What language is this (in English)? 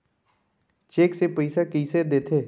Chhattisgarhi